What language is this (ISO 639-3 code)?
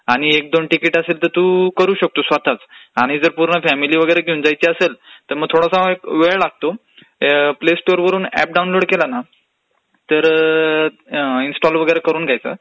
mar